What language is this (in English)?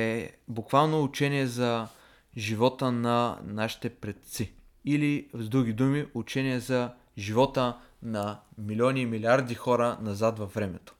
Bulgarian